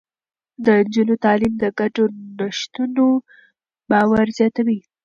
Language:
Pashto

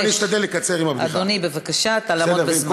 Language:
Hebrew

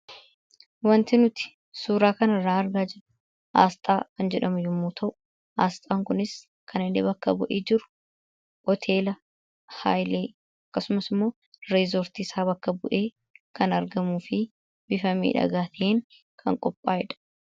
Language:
Oromo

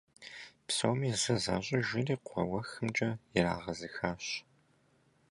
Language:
Kabardian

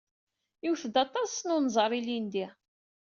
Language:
Kabyle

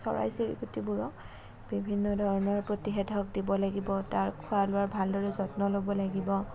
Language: Assamese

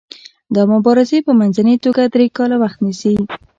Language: Pashto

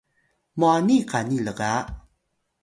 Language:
Atayal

